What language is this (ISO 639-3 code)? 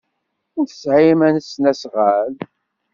kab